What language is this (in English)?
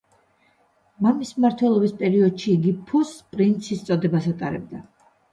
Georgian